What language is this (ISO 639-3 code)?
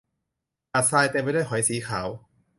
tha